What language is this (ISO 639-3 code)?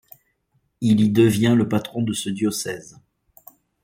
fra